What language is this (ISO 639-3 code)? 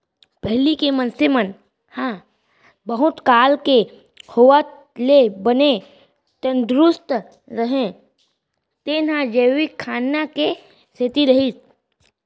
hne